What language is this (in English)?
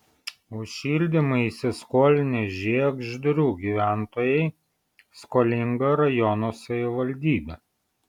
Lithuanian